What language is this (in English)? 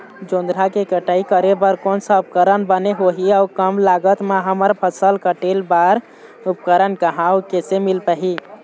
Chhattisgarhi